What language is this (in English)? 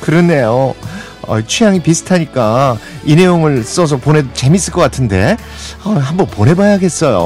Korean